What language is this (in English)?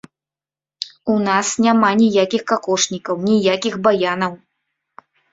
Belarusian